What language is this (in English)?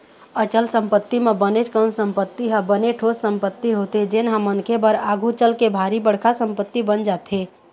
Chhattisgarhi